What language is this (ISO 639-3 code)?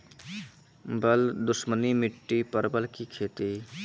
mai